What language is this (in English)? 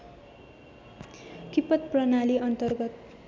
Nepali